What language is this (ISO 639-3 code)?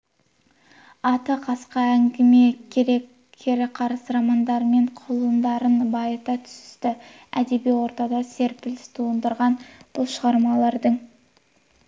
kaz